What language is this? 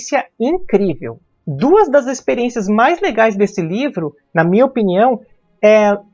Portuguese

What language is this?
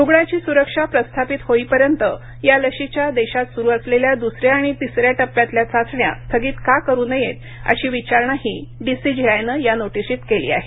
Marathi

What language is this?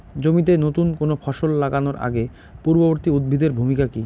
Bangla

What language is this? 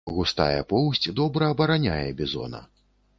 Belarusian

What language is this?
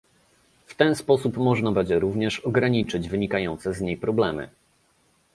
Polish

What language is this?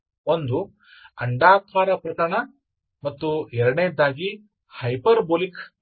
Kannada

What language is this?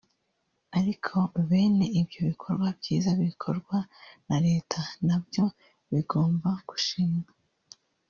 Kinyarwanda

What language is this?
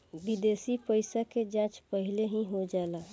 Bhojpuri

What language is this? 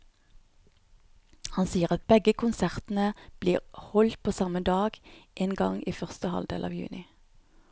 Norwegian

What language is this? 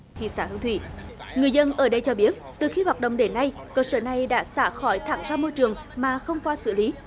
Vietnamese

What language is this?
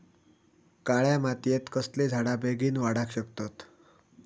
Marathi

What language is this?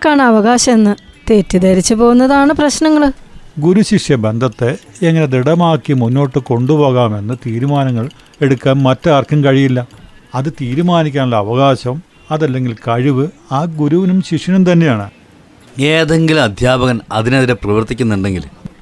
Malayalam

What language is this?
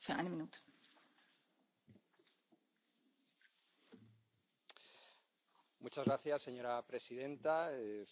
Spanish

